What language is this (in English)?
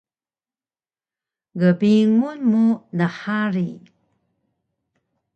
Taroko